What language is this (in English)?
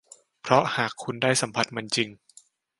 Thai